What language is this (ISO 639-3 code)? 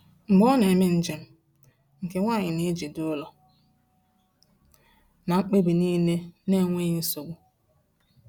ibo